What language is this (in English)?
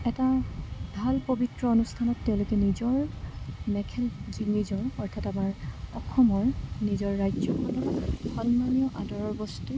Assamese